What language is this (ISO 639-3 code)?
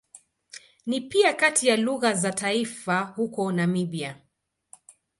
swa